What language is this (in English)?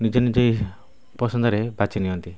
Odia